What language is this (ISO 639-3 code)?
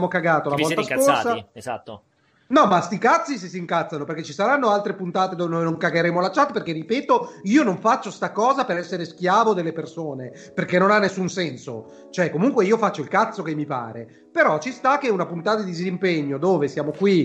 ita